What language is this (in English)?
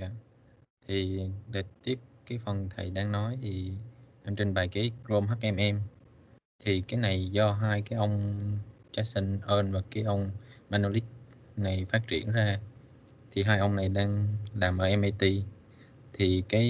Vietnamese